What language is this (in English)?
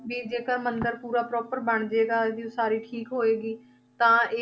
Punjabi